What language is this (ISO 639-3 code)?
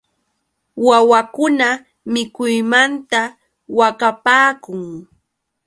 qux